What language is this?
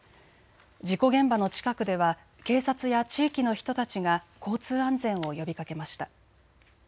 Japanese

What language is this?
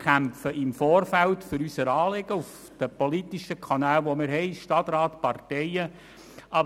Swiss German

